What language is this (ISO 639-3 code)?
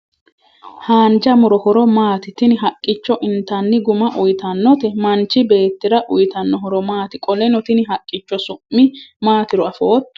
sid